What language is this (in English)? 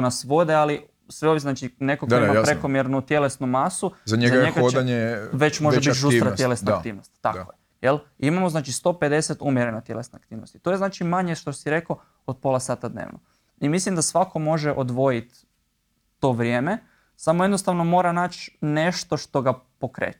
Croatian